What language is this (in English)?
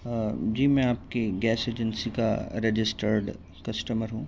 Urdu